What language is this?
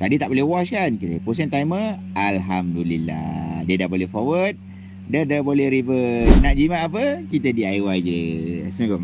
Malay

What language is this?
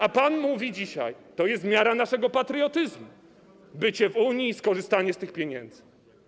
Polish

